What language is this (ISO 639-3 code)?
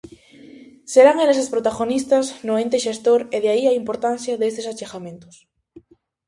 glg